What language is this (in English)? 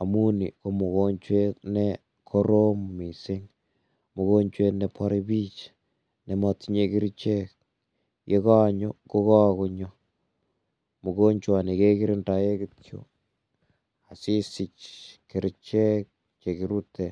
Kalenjin